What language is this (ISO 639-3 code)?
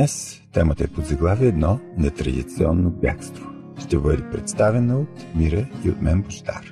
bul